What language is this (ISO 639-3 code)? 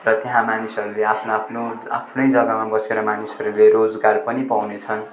nep